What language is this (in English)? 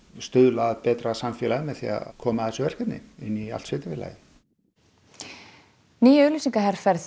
Icelandic